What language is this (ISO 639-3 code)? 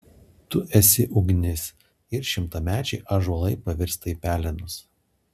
lit